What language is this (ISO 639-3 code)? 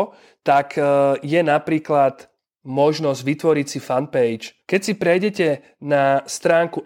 slk